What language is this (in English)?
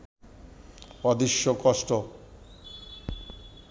Bangla